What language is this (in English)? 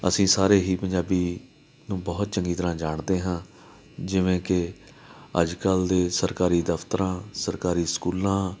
Punjabi